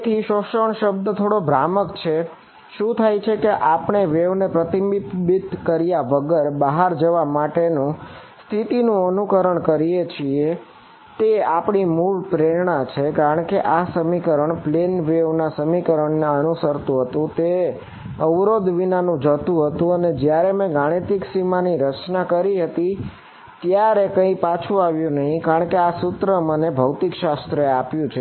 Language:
Gujarati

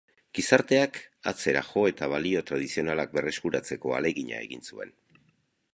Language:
Basque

